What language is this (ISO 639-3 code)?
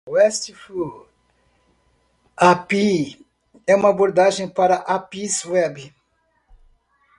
por